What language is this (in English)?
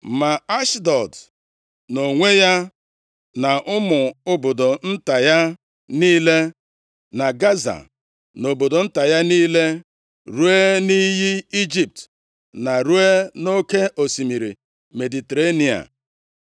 Igbo